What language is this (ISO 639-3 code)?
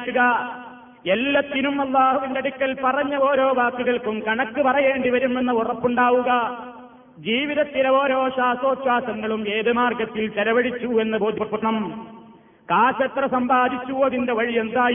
mal